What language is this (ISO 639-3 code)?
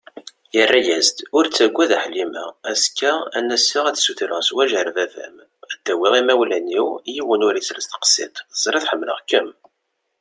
kab